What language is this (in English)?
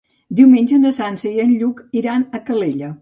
Catalan